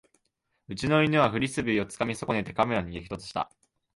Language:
Japanese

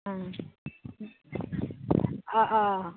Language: Bodo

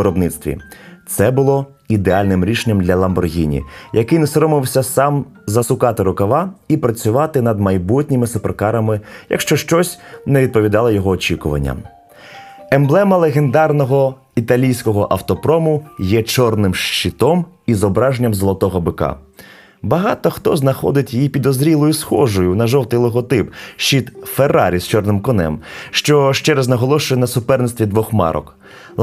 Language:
Ukrainian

